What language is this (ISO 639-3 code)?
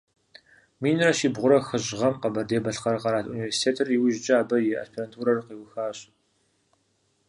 kbd